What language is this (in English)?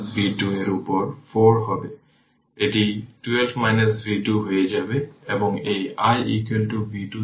Bangla